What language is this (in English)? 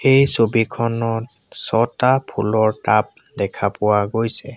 Assamese